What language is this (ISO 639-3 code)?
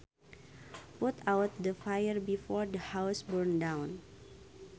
sun